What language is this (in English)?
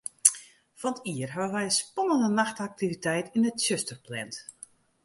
Western Frisian